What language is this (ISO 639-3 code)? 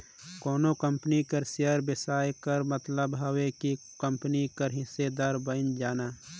hne